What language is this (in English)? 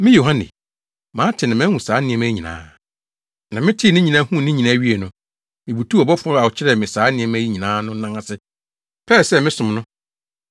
Akan